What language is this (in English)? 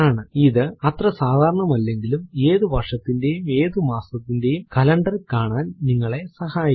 Malayalam